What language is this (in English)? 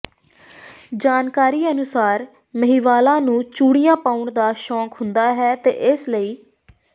Punjabi